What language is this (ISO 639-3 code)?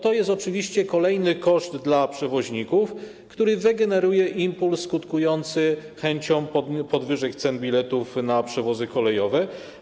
pol